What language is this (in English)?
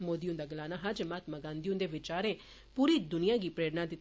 Dogri